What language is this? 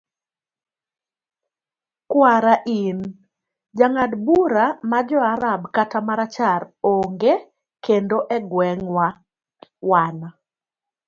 Luo (Kenya and Tanzania)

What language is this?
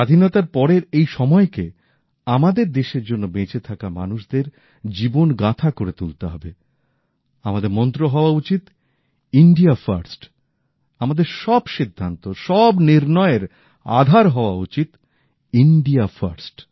Bangla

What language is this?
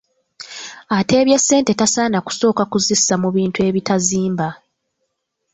Ganda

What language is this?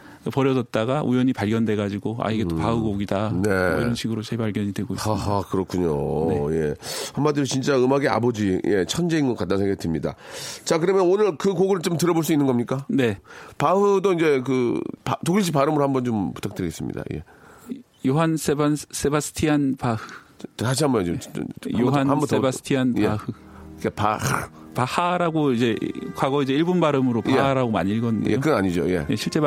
Korean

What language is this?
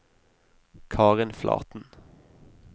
Norwegian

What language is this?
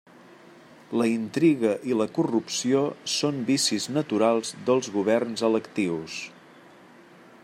Catalan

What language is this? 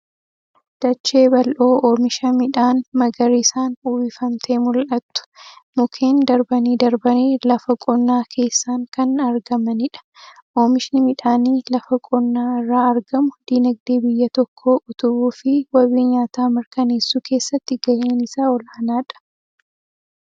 Oromo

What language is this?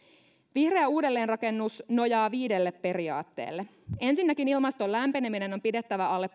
Finnish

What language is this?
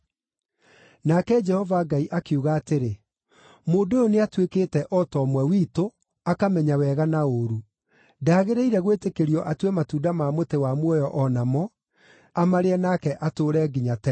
Kikuyu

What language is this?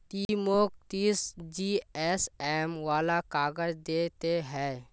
Magahi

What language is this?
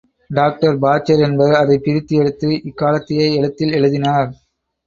Tamil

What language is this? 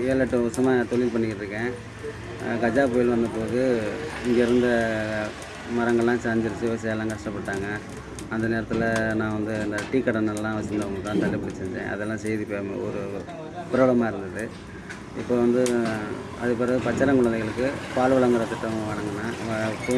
Indonesian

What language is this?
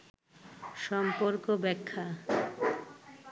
Bangla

